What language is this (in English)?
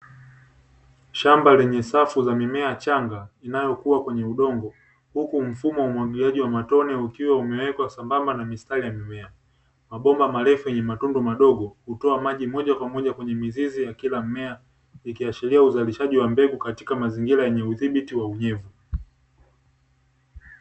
Swahili